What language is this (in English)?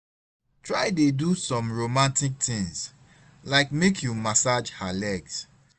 Nigerian Pidgin